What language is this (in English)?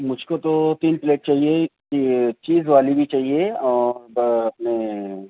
Urdu